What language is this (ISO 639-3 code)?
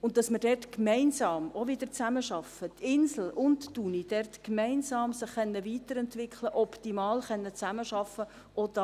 gsw